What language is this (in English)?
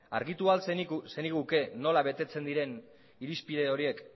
Basque